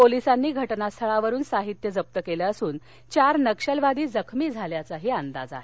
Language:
Marathi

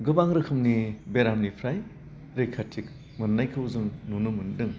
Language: Bodo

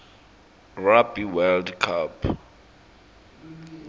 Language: Swati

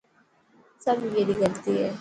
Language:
Dhatki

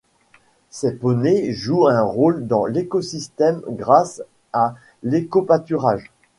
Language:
French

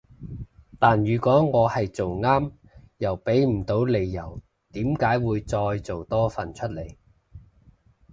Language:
Cantonese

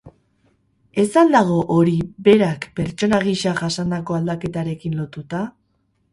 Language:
Basque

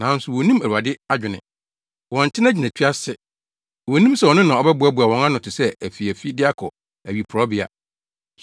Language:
Akan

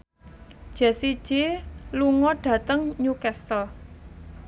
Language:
Javanese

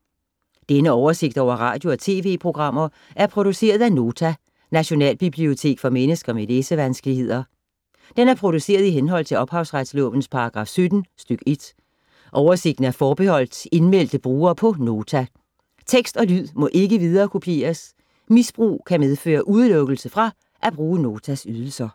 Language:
Danish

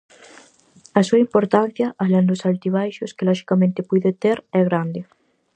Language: Galician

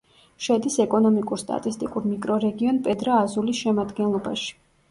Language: Georgian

